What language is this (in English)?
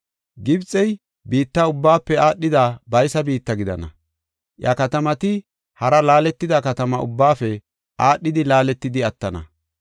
Gofa